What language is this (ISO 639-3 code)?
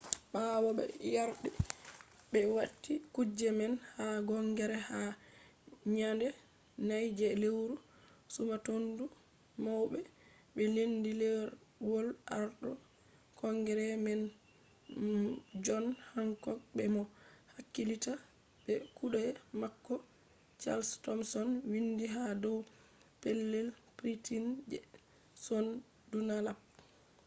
ful